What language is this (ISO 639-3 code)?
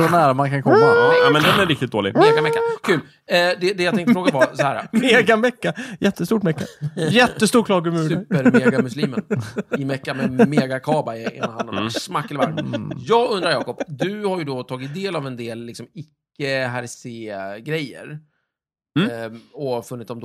swe